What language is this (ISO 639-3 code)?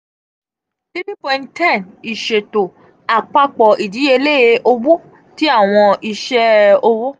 yor